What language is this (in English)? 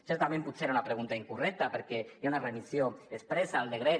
Catalan